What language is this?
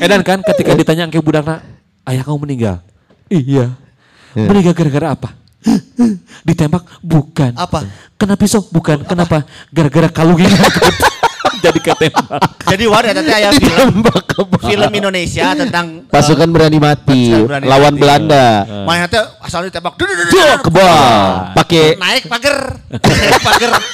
Indonesian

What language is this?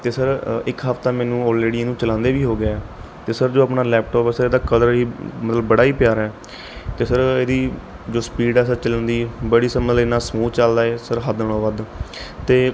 Punjabi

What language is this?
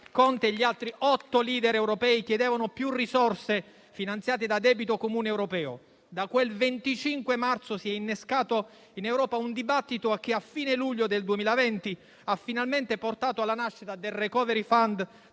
Italian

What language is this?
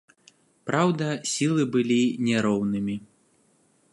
Belarusian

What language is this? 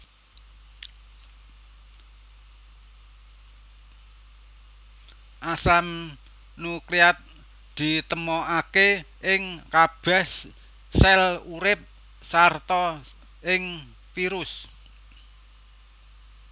Javanese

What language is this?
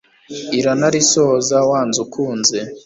Kinyarwanda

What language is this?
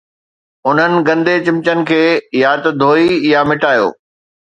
Sindhi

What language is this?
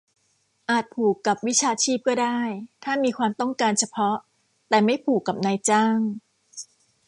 Thai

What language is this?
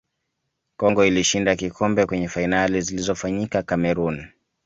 Swahili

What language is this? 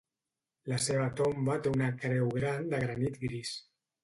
Catalan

